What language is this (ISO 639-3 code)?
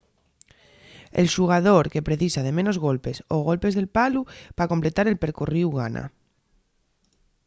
ast